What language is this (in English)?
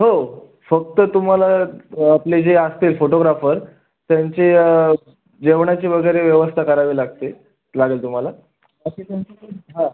Marathi